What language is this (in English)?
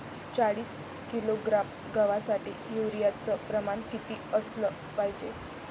Marathi